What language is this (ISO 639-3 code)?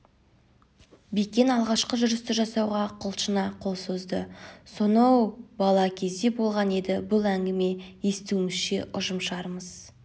kaz